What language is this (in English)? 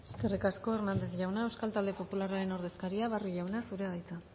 Basque